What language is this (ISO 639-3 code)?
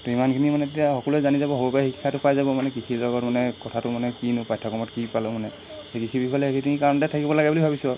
asm